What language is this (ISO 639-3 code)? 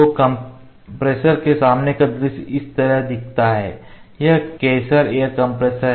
hin